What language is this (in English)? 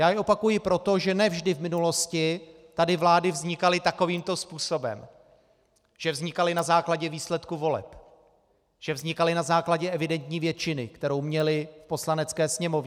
Czech